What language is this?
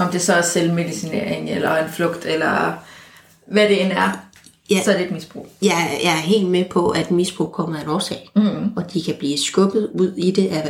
Danish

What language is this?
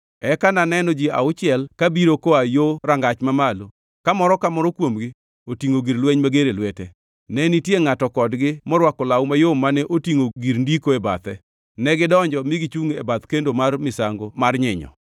Luo (Kenya and Tanzania)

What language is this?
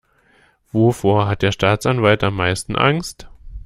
German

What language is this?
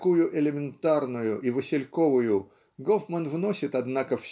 Russian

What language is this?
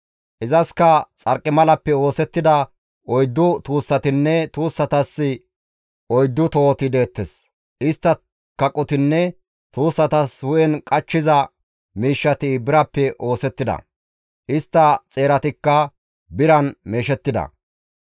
Gamo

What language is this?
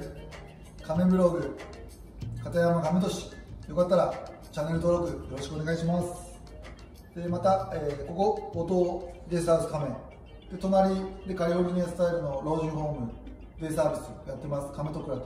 Japanese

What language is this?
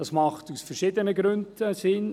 Swiss German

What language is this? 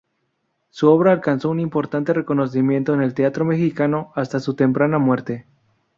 Spanish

